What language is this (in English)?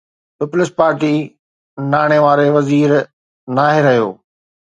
Sindhi